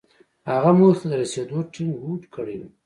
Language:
Pashto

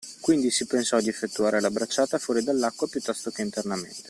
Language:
Italian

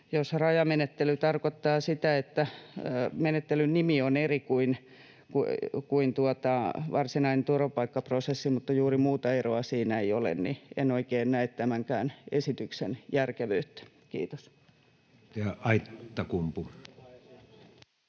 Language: Finnish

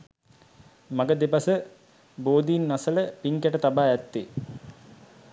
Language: Sinhala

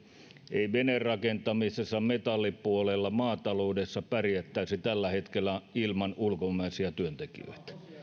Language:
Finnish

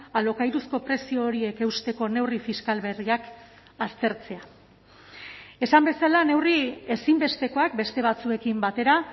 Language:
Basque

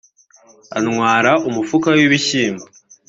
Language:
Kinyarwanda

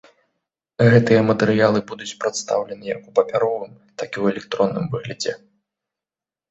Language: Belarusian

